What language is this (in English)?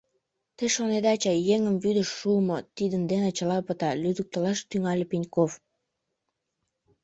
Mari